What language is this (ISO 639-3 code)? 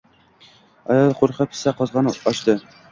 uzb